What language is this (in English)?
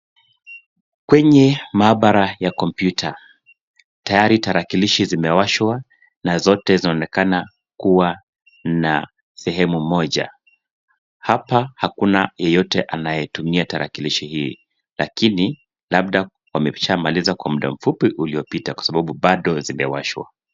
Swahili